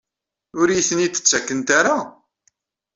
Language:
Kabyle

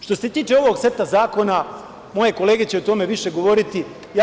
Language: Serbian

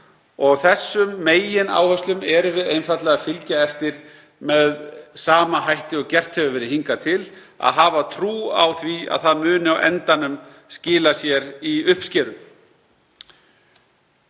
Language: Icelandic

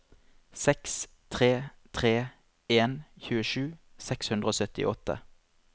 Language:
Norwegian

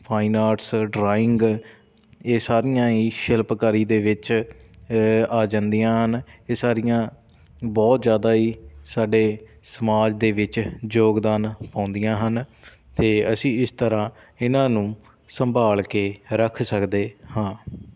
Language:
Punjabi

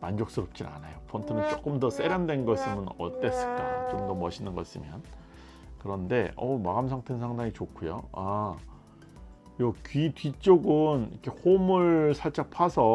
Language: Korean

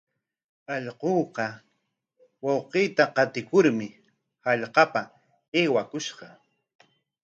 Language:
Corongo Ancash Quechua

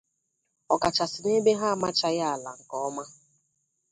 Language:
Igbo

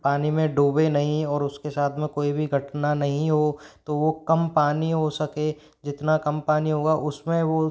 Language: Hindi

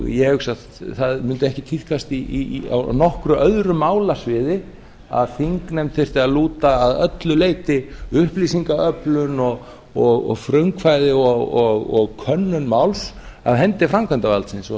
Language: Icelandic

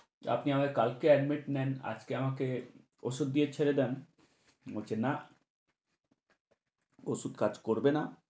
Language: Bangla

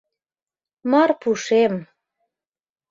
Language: Mari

